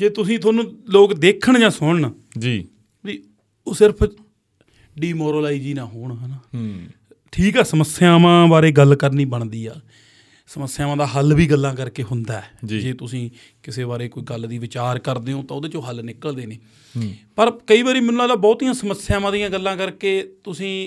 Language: Punjabi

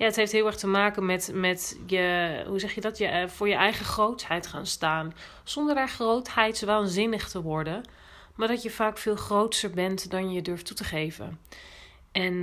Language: Dutch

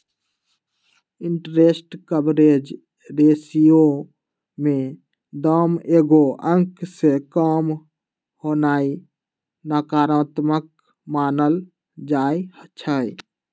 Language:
Magahi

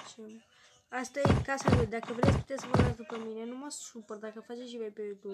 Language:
Romanian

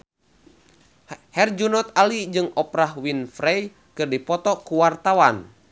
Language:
Sundanese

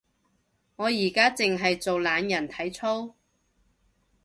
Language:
Cantonese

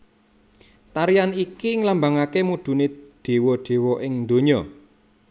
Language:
Javanese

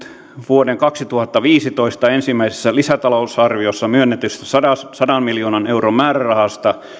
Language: Finnish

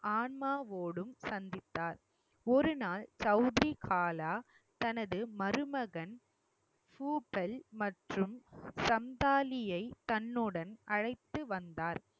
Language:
Tamil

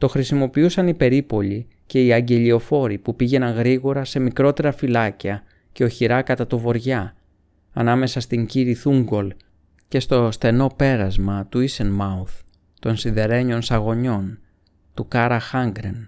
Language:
Greek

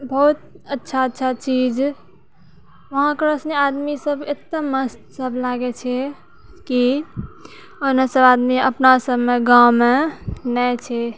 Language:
Maithili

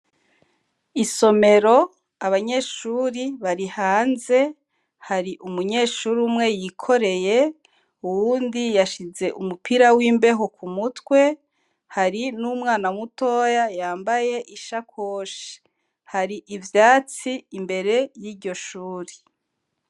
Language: Rundi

